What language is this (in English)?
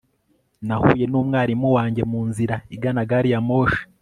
Kinyarwanda